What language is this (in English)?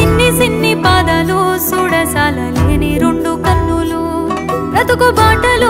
Indonesian